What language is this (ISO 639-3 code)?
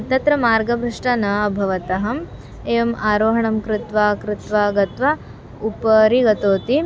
san